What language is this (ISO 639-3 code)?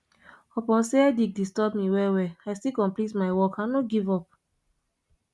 pcm